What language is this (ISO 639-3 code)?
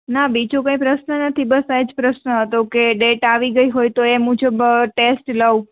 guj